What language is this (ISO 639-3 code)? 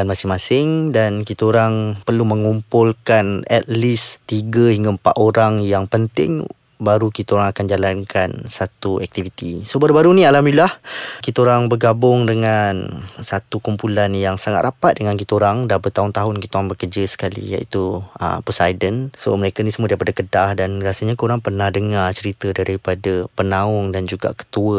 msa